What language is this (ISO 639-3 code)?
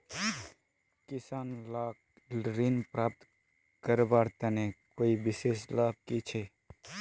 mag